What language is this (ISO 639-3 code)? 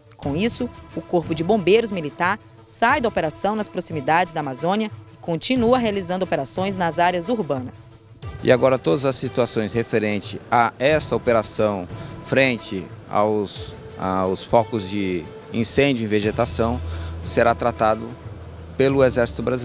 por